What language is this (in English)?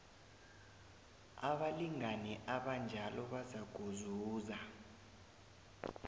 South Ndebele